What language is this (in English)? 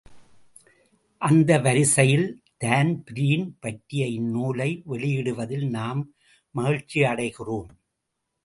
Tamil